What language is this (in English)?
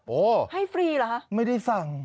Thai